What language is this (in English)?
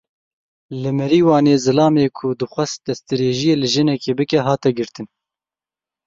Kurdish